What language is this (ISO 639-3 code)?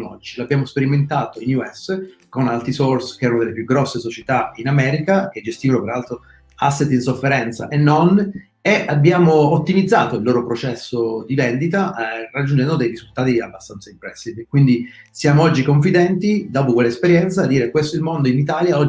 ita